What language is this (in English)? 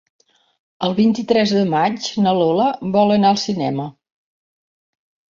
Catalan